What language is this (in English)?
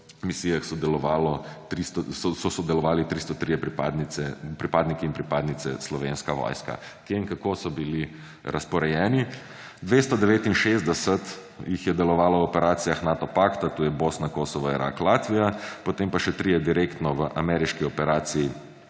Slovenian